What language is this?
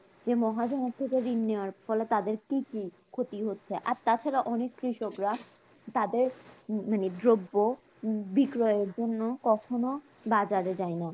Bangla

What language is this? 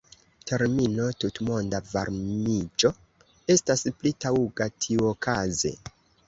Esperanto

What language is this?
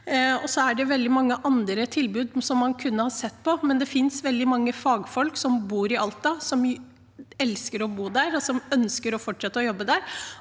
Norwegian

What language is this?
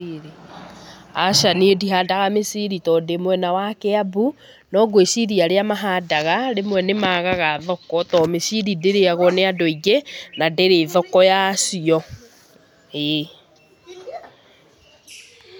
Kikuyu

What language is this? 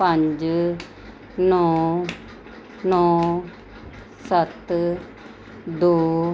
Punjabi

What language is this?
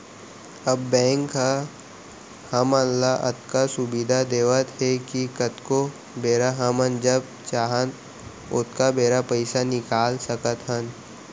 Chhattisgarhi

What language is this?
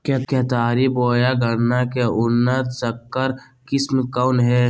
Magahi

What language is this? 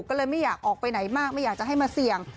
Thai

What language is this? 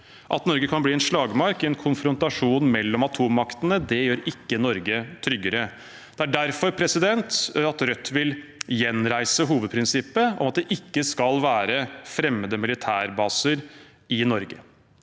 Norwegian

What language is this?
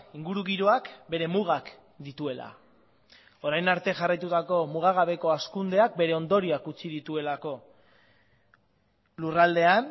Basque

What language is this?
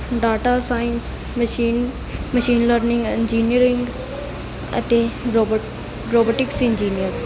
Punjabi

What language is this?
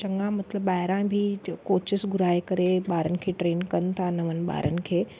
Sindhi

